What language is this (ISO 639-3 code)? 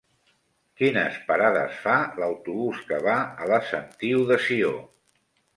cat